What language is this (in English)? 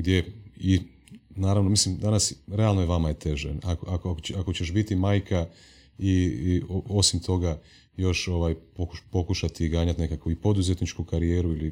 Croatian